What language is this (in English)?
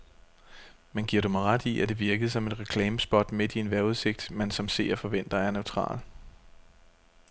Danish